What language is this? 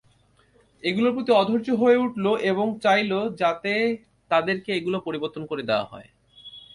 Bangla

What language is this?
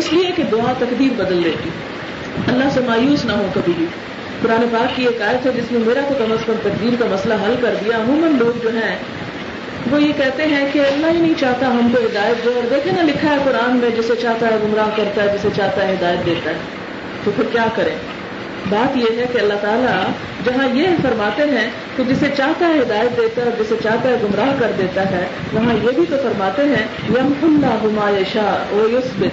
Urdu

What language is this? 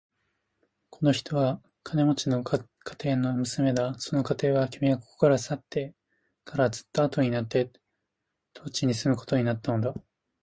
Japanese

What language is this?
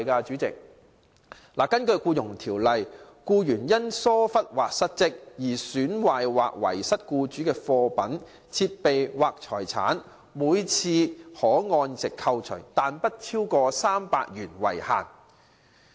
Cantonese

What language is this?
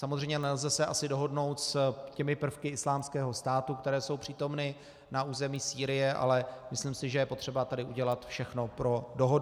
Czech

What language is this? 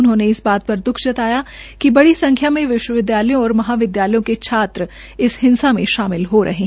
Hindi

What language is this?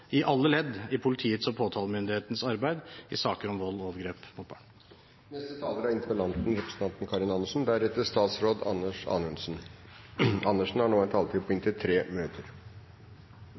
Norwegian Bokmål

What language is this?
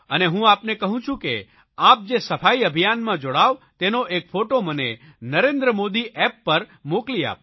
Gujarati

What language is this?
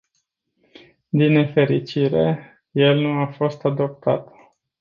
Romanian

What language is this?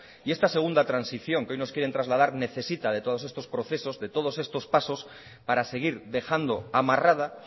Spanish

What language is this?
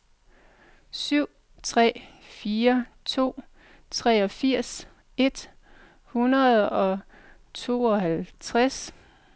Danish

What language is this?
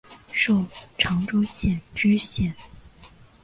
Chinese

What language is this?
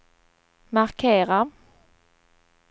Swedish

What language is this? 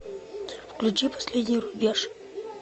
Russian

